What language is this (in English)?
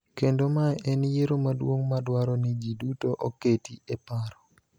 Luo (Kenya and Tanzania)